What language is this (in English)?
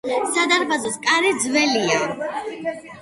Georgian